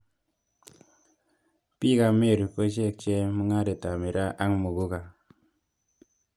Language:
Kalenjin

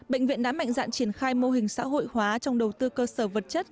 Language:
Vietnamese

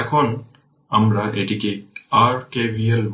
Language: Bangla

